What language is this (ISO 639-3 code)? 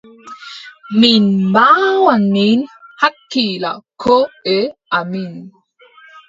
fub